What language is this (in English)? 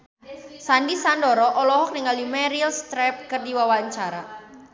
Sundanese